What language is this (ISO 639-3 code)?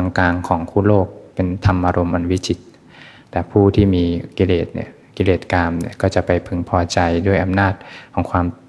tha